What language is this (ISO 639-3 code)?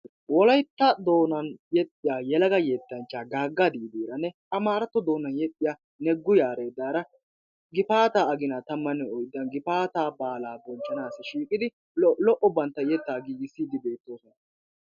wal